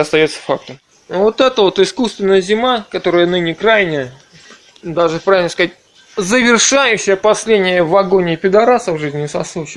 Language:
Russian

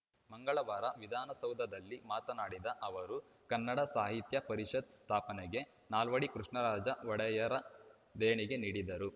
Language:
Kannada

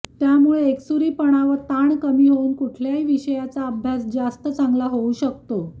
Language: Marathi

